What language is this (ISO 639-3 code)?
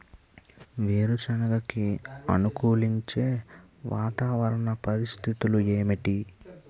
tel